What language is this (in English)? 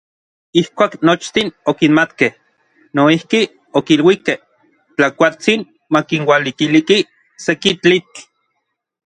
Orizaba Nahuatl